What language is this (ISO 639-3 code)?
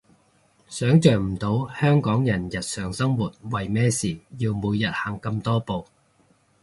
yue